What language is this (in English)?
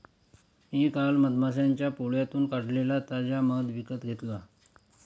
Marathi